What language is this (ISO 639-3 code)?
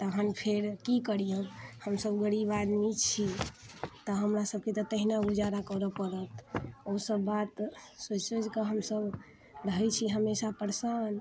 mai